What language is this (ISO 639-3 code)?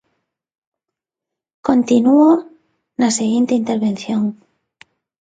glg